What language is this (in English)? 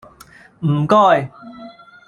Cantonese